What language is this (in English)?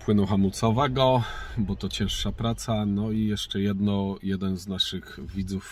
Polish